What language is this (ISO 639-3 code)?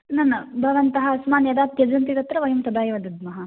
san